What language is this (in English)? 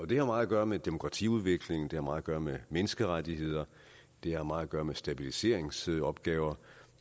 Danish